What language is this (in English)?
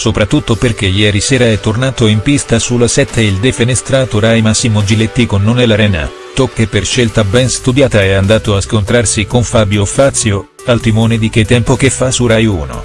Italian